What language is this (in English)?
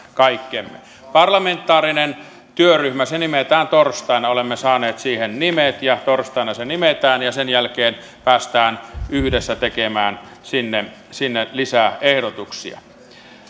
Finnish